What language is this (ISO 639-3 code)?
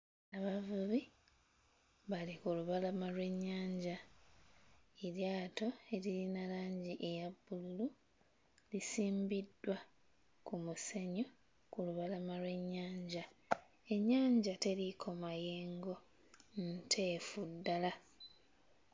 lug